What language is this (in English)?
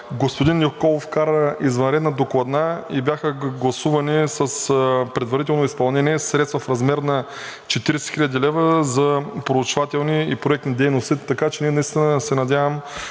Bulgarian